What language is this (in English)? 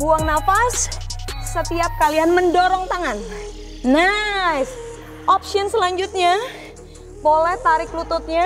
Indonesian